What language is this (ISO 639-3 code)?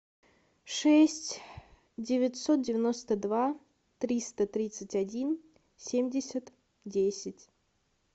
rus